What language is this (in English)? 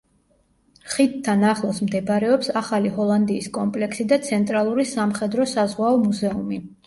Georgian